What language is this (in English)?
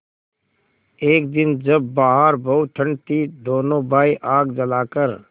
Hindi